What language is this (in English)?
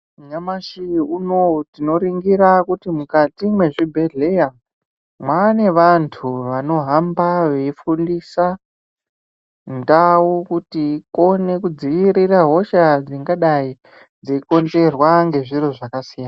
Ndau